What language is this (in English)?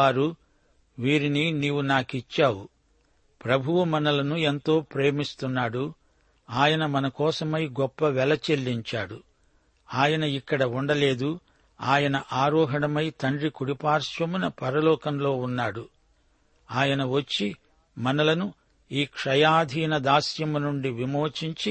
Telugu